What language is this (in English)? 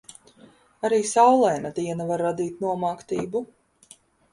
Latvian